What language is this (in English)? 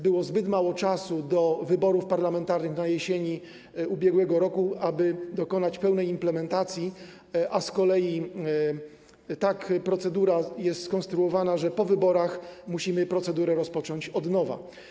Polish